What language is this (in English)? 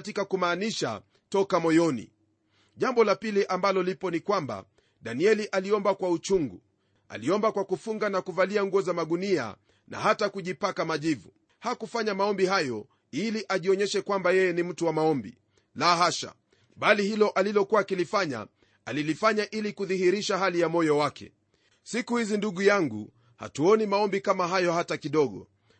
Swahili